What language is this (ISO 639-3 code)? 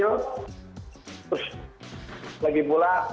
ind